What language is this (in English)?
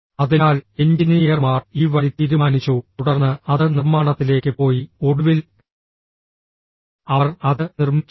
Malayalam